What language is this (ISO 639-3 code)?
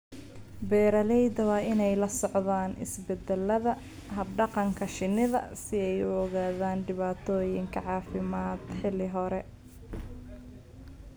som